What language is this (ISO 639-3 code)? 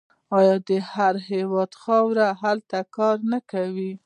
pus